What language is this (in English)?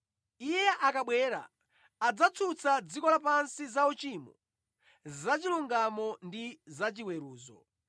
Nyanja